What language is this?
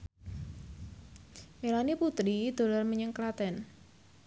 Javanese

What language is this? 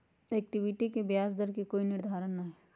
Magahi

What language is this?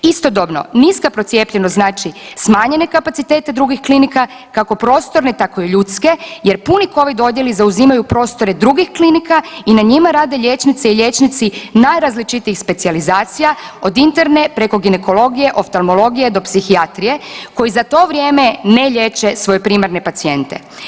Croatian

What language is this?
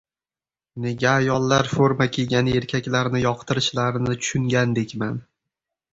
Uzbek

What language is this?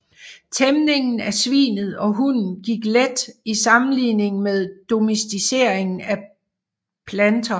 Danish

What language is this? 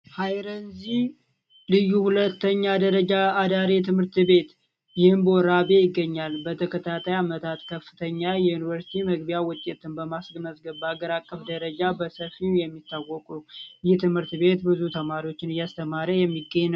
Amharic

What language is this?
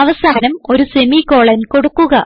Malayalam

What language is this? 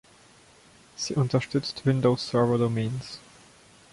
German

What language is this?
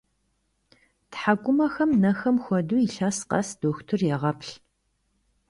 Kabardian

